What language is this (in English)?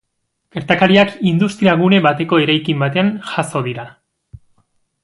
Basque